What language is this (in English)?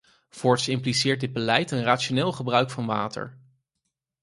Dutch